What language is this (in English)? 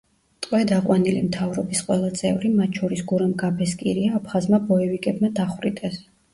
Georgian